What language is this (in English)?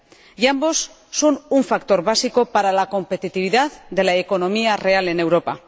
Spanish